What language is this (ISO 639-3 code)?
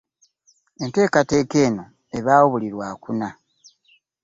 lug